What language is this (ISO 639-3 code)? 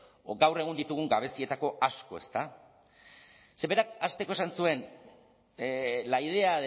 eus